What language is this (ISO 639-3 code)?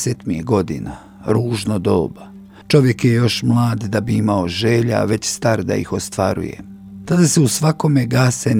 hrv